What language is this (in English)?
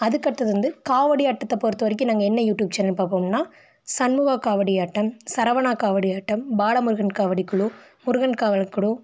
Tamil